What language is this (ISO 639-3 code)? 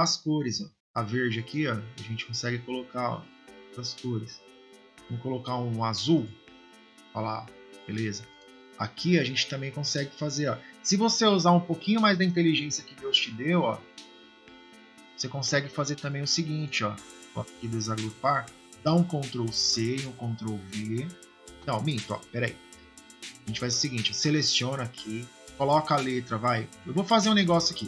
por